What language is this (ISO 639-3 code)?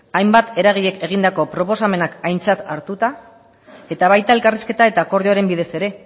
eus